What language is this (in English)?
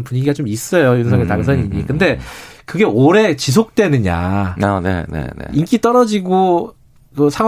Korean